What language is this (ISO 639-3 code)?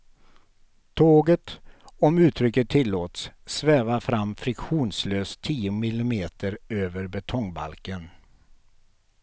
swe